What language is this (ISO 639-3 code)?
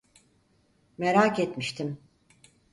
tur